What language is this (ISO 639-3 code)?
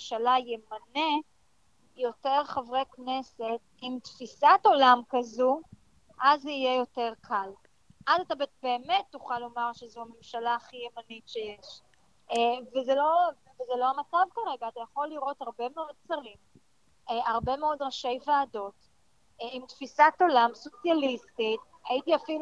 heb